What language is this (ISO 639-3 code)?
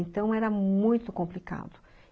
por